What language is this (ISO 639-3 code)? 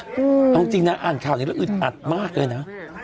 tha